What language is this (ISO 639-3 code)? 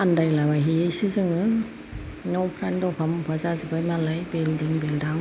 brx